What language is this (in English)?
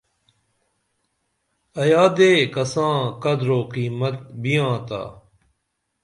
Dameli